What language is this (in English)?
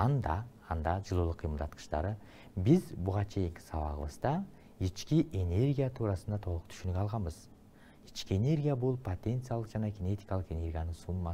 Romanian